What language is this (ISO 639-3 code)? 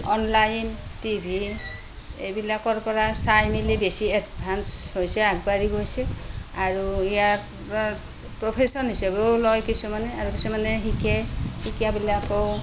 asm